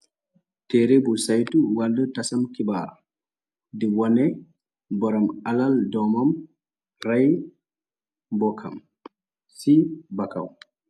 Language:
Wolof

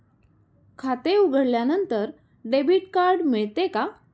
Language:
Marathi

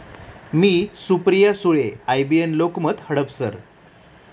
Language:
Marathi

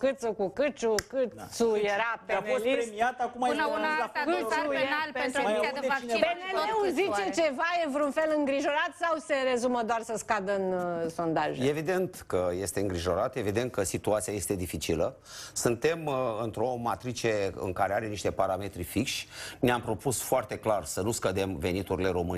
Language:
Romanian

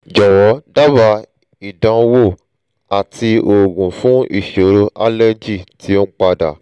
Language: Yoruba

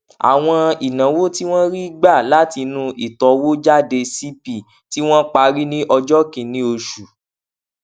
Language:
Yoruba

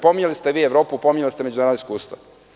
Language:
Serbian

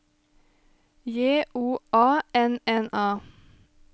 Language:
Norwegian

